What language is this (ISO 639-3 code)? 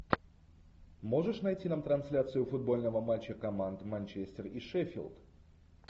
rus